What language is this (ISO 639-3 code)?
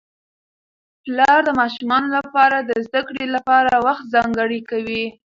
pus